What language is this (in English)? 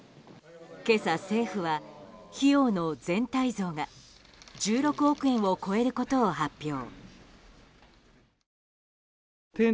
Japanese